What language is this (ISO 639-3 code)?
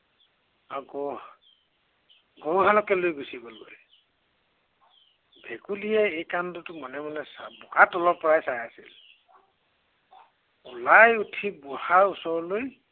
asm